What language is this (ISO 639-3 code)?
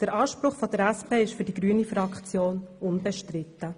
gsw